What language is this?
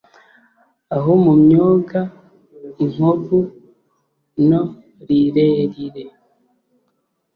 Kinyarwanda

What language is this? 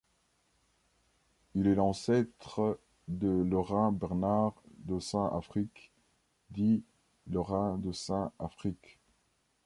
French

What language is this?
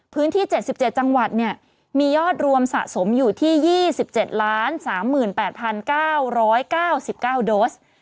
Thai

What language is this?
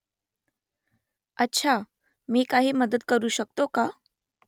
Marathi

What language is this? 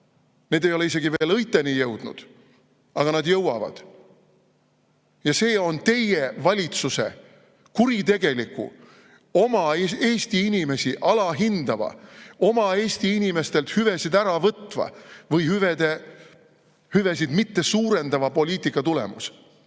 Estonian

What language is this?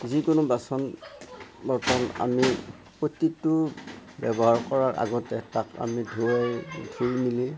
Assamese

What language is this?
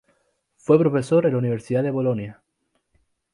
Spanish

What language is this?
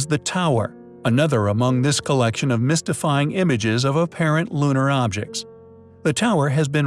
English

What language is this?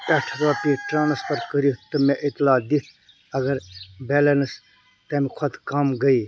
Kashmiri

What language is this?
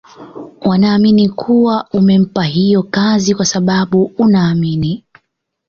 Swahili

